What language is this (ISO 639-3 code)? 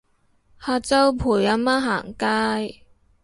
yue